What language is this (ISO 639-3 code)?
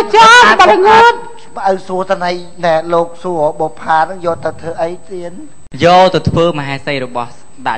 tha